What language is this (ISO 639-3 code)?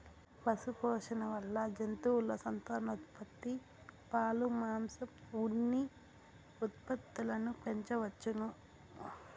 tel